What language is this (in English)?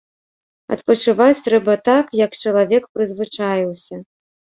Belarusian